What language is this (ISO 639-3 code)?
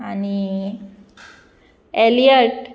kok